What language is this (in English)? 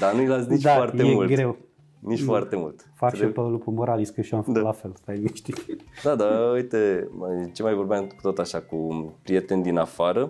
Romanian